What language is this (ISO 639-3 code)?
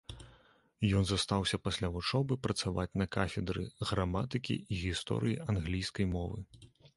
bel